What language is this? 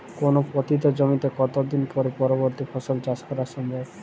Bangla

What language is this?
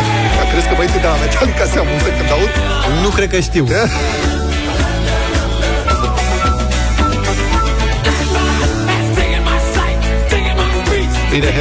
Romanian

